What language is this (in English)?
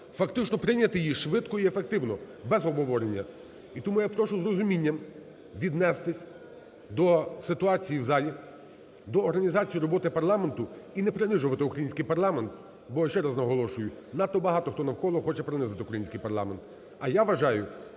Ukrainian